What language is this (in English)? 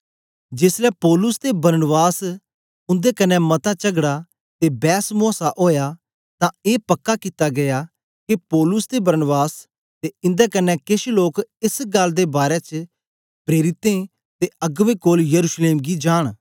Dogri